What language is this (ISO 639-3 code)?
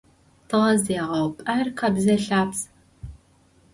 ady